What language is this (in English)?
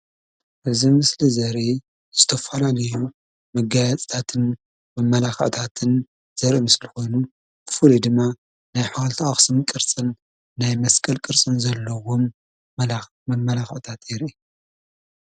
Tigrinya